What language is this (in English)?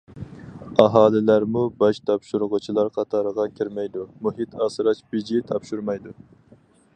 Uyghur